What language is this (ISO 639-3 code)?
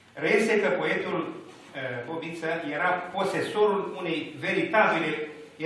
ron